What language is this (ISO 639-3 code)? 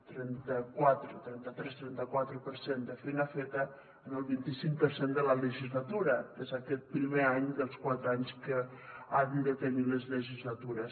cat